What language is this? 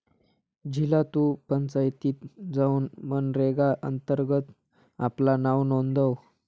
Marathi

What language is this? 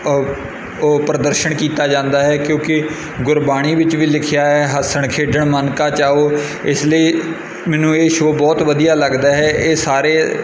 Punjabi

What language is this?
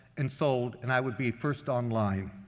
English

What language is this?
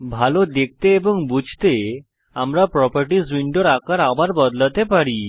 Bangla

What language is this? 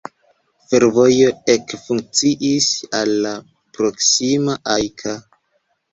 Esperanto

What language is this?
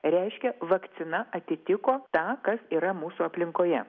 Lithuanian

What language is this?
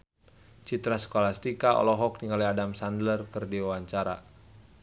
Sundanese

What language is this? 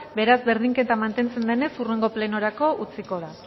Basque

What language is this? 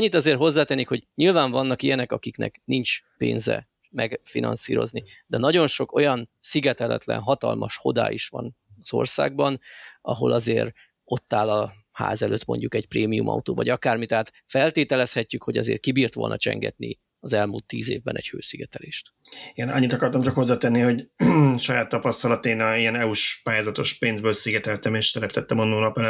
Hungarian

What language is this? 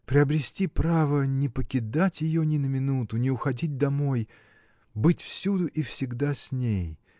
Russian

